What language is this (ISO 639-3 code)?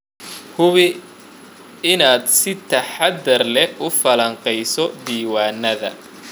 som